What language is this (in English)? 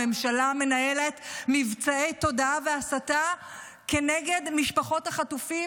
Hebrew